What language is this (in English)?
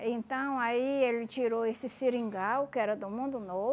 Portuguese